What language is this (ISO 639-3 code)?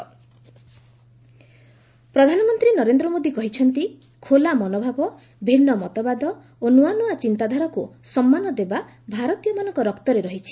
ori